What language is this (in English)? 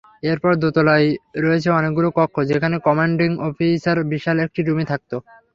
Bangla